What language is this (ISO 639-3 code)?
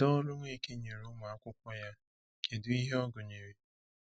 ibo